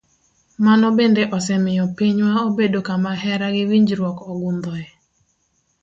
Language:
Luo (Kenya and Tanzania)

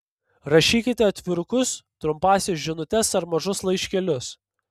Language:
Lithuanian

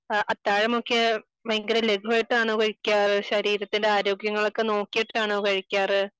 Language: Malayalam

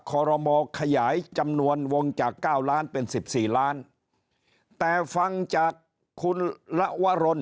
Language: Thai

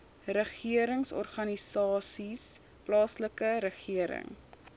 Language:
Afrikaans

